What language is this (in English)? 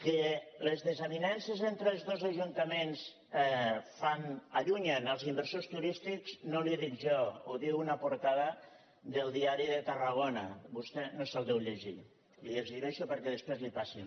Catalan